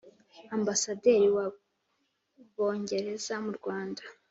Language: Kinyarwanda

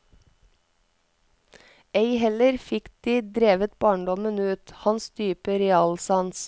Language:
Norwegian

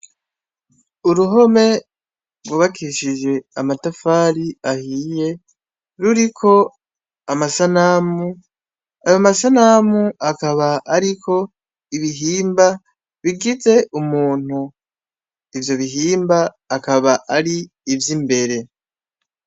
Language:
Rundi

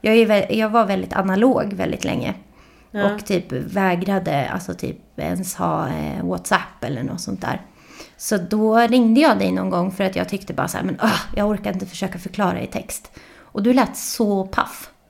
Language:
Swedish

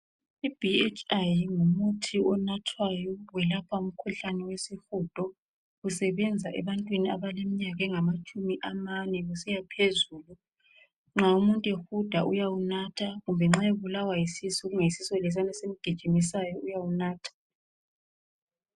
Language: North Ndebele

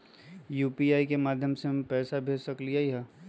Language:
Magahi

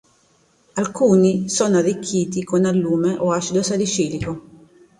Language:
Italian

